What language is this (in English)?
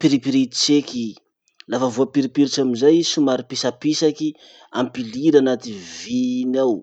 Masikoro Malagasy